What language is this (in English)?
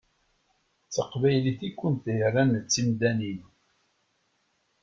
Kabyle